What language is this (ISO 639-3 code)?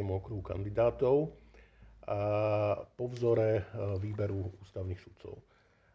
slk